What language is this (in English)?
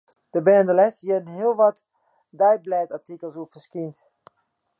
Western Frisian